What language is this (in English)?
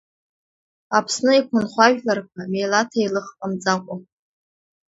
Abkhazian